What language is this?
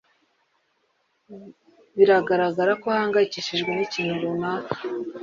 Kinyarwanda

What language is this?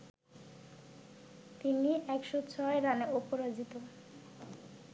Bangla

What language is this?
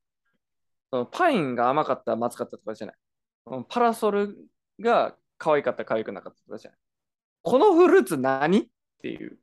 Japanese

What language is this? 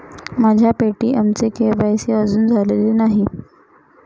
Marathi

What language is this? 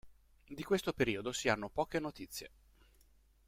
Italian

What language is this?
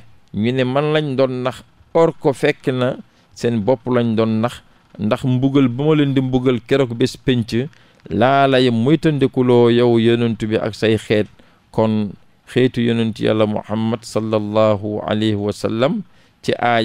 Indonesian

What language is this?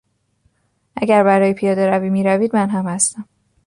Persian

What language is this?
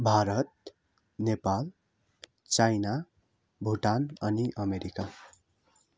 Nepali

